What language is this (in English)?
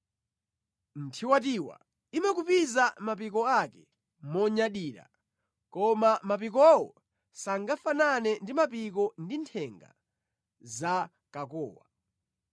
Nyanja